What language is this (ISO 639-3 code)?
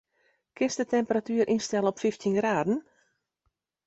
fry